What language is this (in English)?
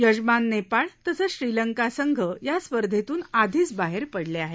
Marathi